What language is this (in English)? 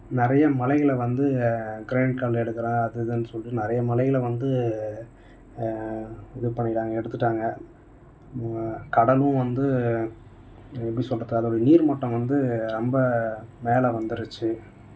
Tamil